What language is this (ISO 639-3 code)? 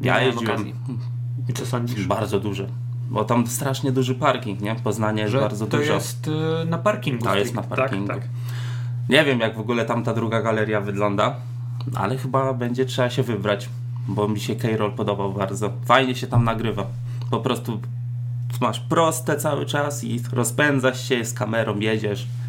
pol